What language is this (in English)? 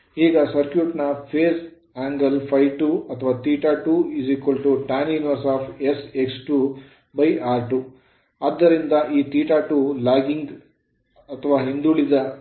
Kannada